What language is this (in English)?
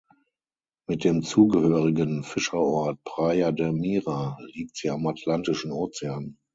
German